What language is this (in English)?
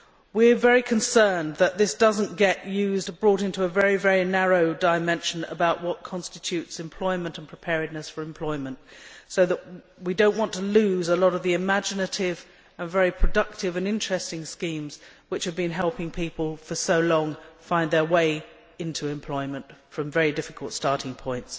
English